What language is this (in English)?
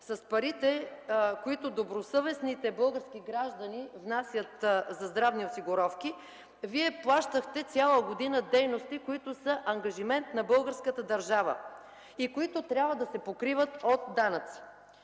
Bulgarian